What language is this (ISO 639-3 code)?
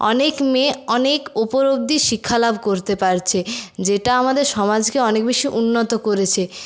ben